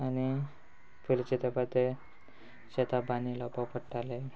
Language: Konkani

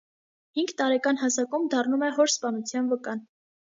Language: Armenian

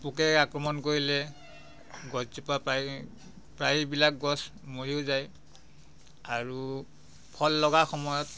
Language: Assamese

